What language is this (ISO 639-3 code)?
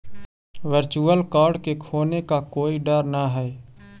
mag